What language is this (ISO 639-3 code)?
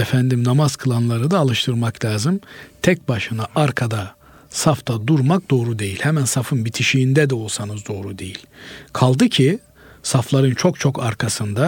tur